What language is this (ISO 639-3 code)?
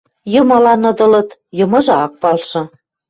mrj